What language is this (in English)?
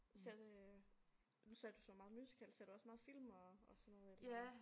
Danish